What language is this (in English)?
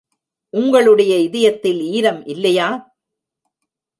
Tamil